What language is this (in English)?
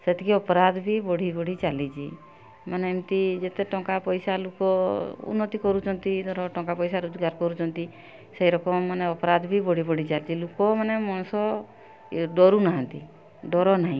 Odia